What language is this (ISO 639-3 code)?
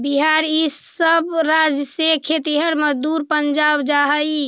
mag